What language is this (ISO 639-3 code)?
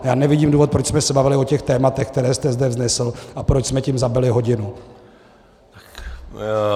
ces